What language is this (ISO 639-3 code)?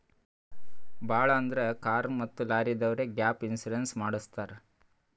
kan